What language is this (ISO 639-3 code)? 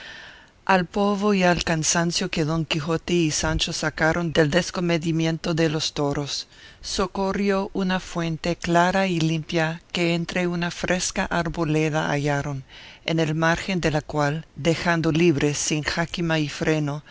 spa